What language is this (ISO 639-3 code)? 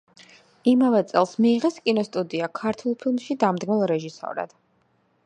kat